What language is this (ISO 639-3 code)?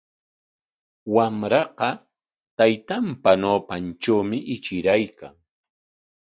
qwa